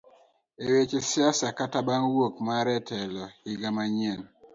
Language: Luo (Kenya and Tanzania)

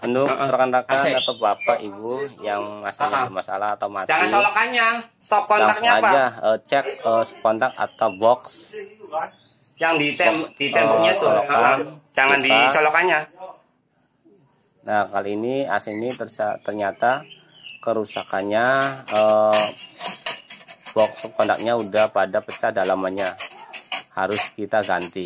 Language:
Indonesian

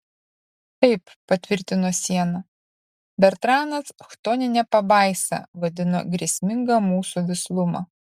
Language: Lithuanian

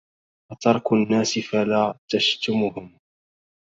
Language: Arabic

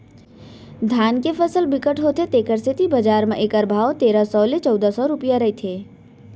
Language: Chhattisgarhi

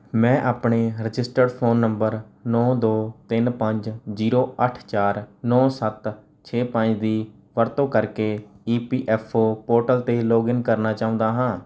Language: Punjabi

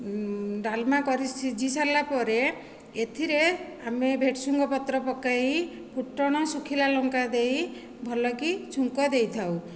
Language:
Odia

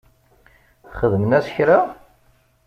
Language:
Kabyle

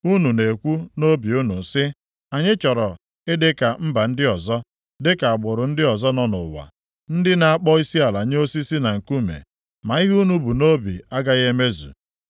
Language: Igbo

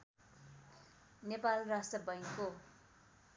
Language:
Nepali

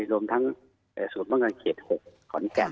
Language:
Thai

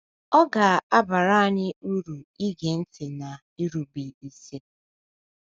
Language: Igbo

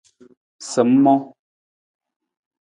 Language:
Nawdm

